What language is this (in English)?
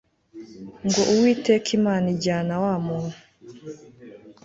Kinyarwanda